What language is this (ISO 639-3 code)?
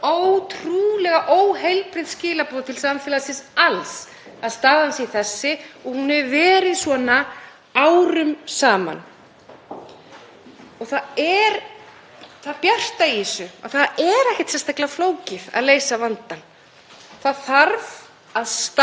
isl